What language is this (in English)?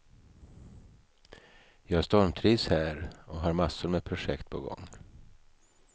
Swedish